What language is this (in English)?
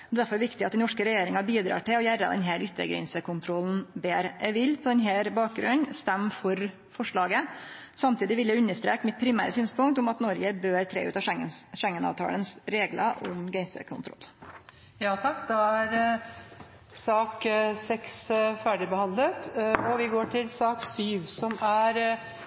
Norwegian